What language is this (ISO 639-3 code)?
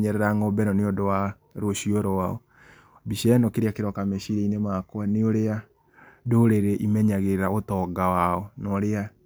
kik